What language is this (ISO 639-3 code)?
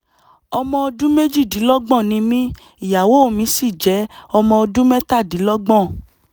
yor